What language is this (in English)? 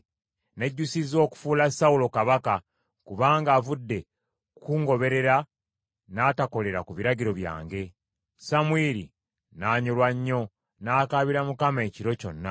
Ganda